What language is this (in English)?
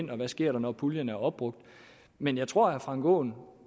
Danish